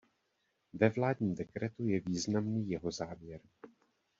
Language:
Czech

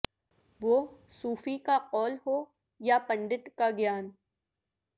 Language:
Urdu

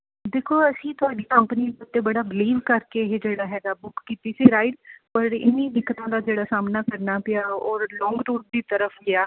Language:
Punjabi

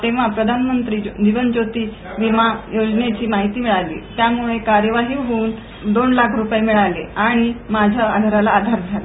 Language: Marathi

